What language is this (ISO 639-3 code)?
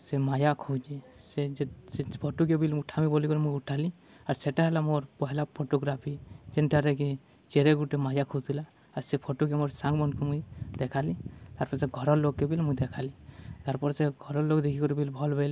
ori